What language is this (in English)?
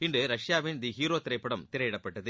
Tamil